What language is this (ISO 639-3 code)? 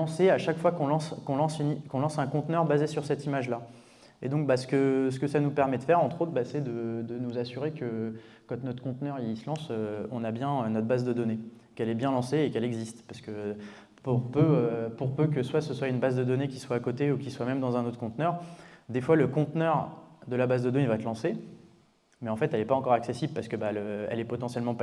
fra